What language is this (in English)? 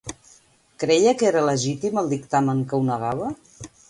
Catalan